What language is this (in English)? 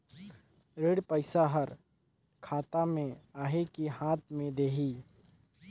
Chhattisgarhi